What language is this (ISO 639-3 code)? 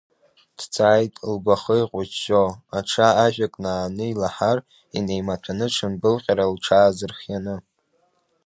abk